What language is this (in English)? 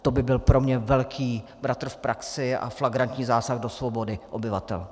Czech